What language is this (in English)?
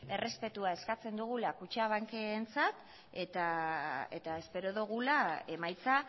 Basque